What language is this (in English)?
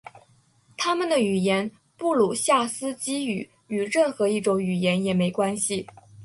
Chinese